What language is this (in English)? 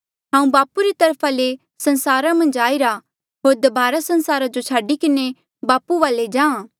Mandeali